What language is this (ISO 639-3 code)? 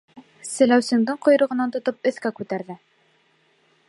bak